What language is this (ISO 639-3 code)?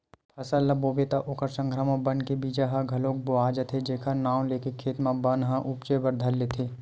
hne